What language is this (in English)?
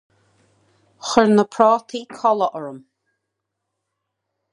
Irish